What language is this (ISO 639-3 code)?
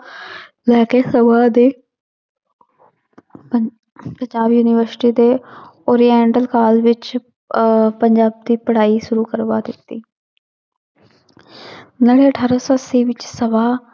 pan